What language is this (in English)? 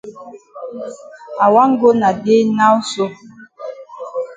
Cameroon Pidgin